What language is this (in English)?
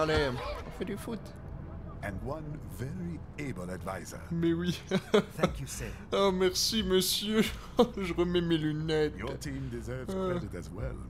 French